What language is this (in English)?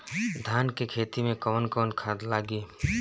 Bhojpuri